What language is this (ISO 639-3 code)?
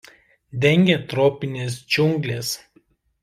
lit